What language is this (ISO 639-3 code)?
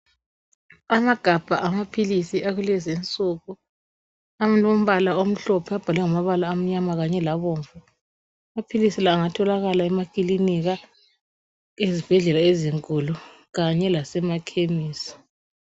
nde